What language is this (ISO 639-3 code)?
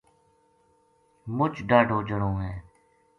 gju